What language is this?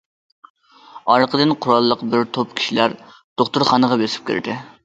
Uyghur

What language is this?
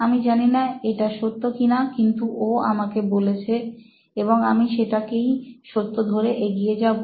Bangla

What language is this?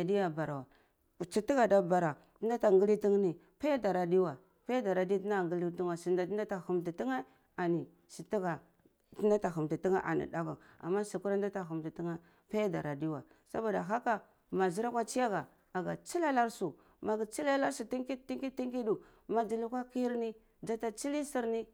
Cibak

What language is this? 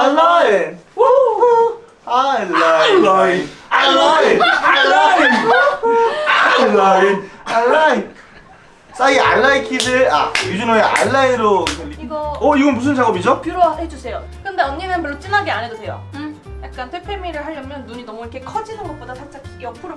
Korean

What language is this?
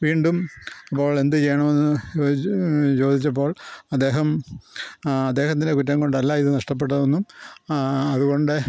Malayalam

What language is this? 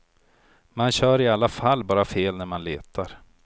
Swedish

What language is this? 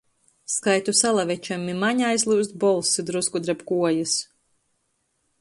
Latgalian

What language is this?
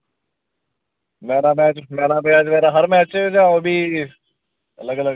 Dogri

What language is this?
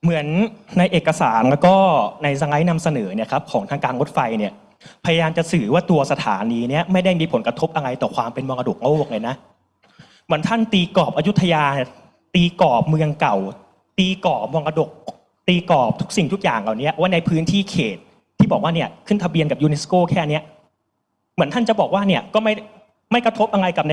Thai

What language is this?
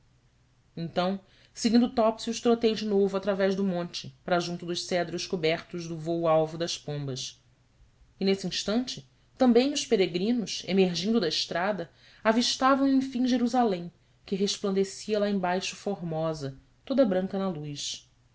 Portuguese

